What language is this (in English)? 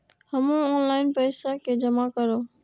Maithili